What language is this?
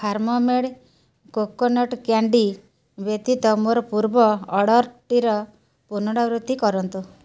Odia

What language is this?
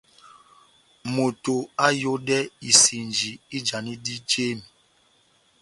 Batanga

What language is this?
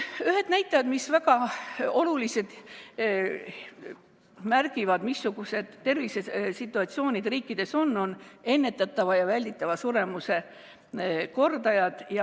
Estonian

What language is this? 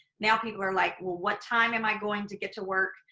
English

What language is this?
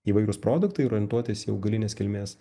Lithuanian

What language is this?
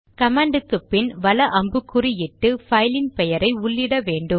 Tamil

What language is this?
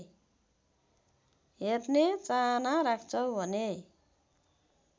Nepali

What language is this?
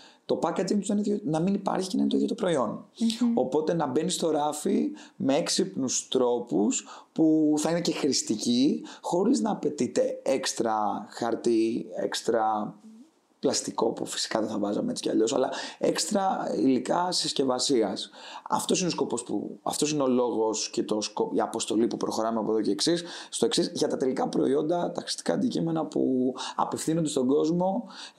Greek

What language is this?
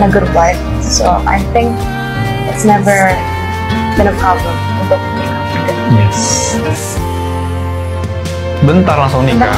Indonesian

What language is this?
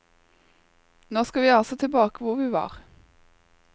Norwegian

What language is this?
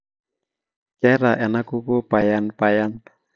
Masai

